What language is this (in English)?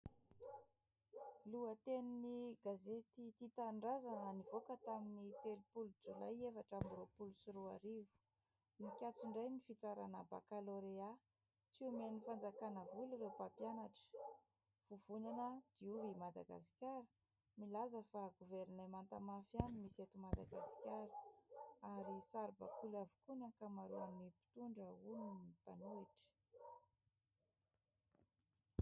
Malagasy